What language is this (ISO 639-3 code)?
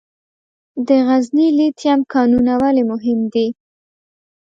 pus